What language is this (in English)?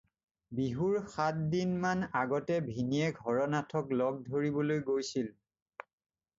Assamese